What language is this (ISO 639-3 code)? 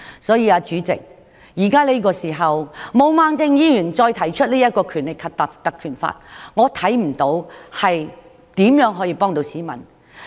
yue